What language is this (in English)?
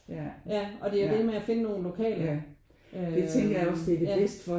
Danish